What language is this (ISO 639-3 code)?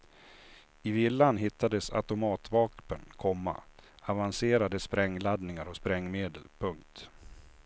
swe